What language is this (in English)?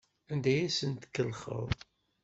Kabyle